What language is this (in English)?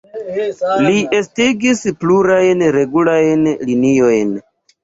Esperanto